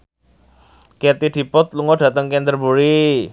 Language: Javanese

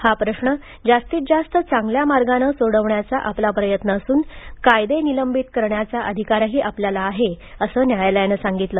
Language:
Marathi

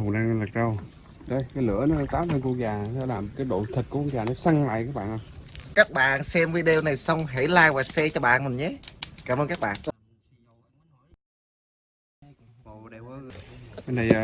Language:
Vietnamese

